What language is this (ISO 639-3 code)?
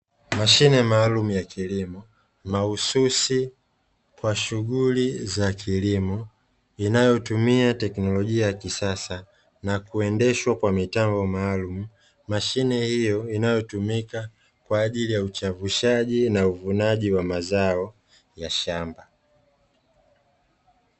swa